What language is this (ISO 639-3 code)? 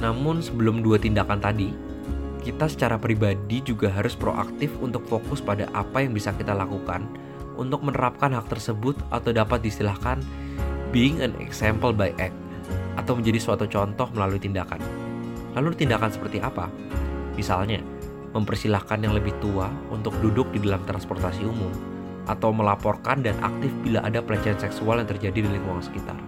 ind